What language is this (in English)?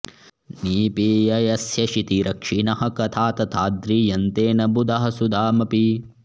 Sanskrit